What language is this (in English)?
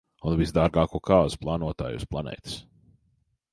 Latvian